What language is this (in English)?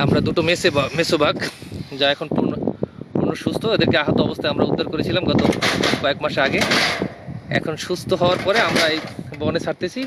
Bangla